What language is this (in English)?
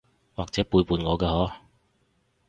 Cantonese